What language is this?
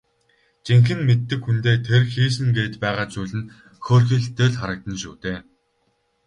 Mongolian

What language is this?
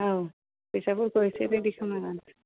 Bodo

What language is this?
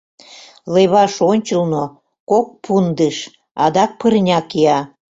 Mari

